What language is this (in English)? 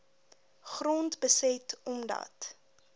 Afrikaans